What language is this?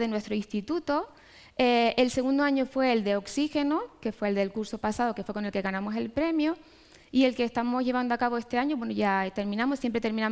Spanish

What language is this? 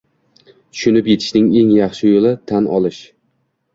Uzbek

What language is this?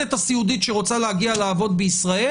Hebrew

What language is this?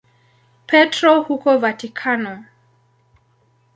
Swahili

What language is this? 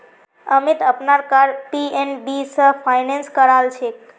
Magahi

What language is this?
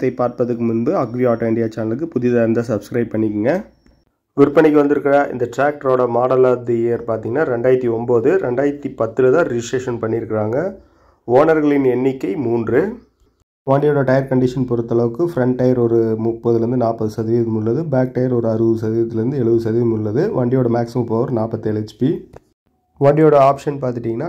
Tamil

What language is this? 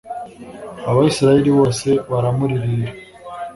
Kinyarwanda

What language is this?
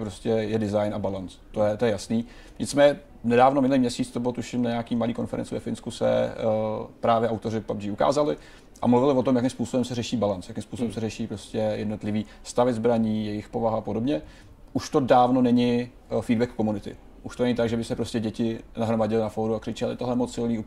Czech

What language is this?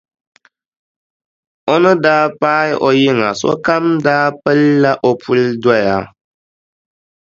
Dagbani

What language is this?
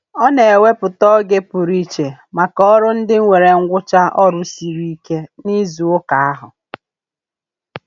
Igbo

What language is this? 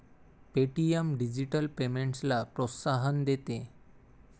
Marathi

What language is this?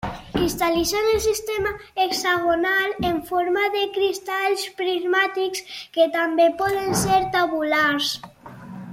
Catalan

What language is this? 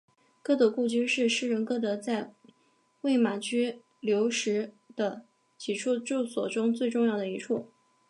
Chinese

